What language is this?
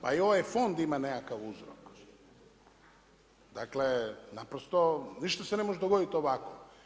Croatian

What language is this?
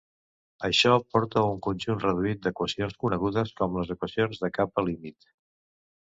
Catalan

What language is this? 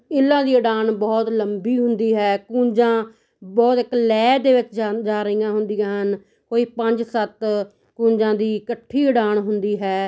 Punjabi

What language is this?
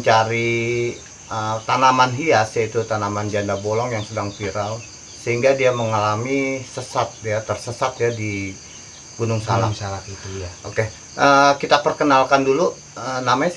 Indonesian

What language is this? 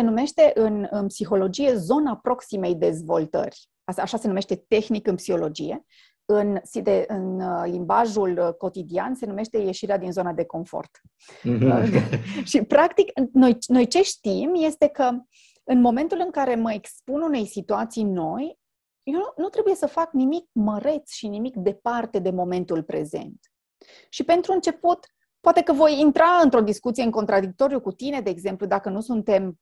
Romanian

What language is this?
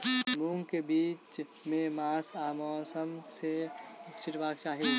Maithili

